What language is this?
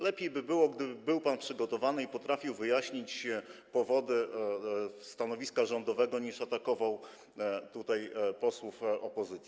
Polish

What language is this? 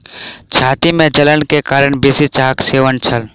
Maithili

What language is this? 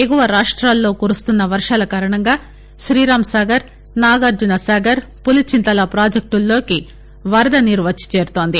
Telugu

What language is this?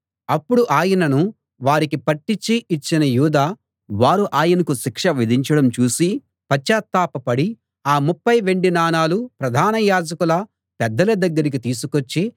Telugu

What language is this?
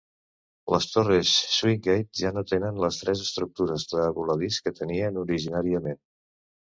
Catalan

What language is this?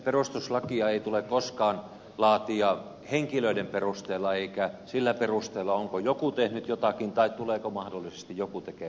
Finnish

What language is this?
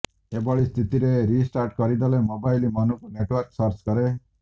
Odia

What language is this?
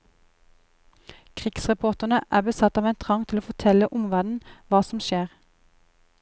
Norwegian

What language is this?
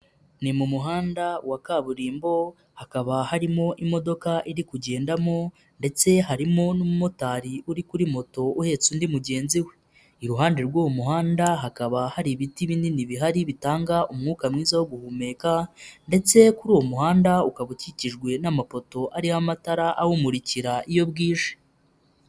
Kinyarwanda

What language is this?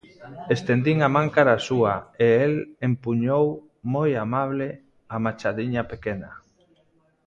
Galician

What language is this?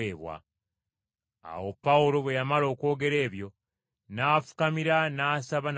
Ganda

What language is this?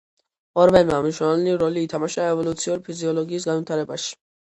Georgian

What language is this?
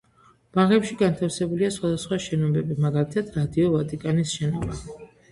Georgian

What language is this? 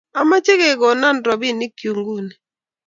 Kalenjin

